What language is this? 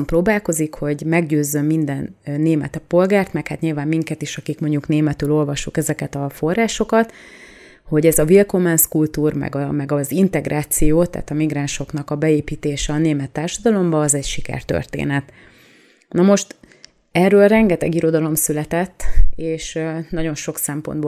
Hungarian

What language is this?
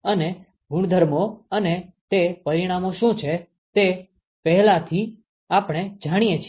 Gujarati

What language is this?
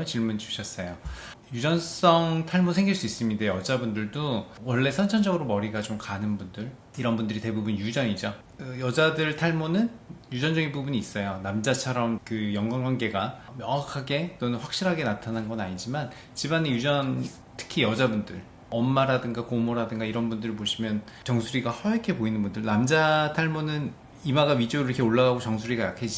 Korean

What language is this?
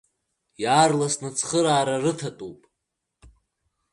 Abkhazian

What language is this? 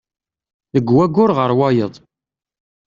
Kabyle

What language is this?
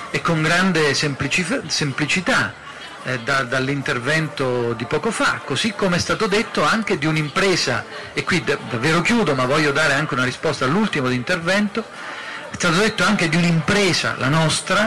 Italian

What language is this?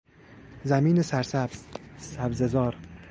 Persian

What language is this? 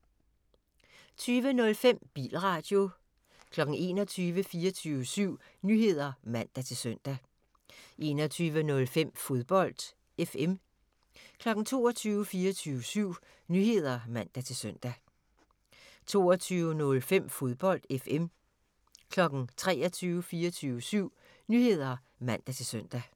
Danish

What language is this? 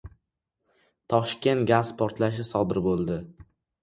Uzbek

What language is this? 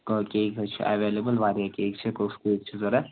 Kashmiri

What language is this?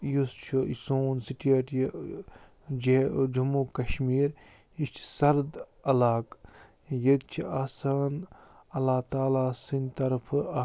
Kashmiri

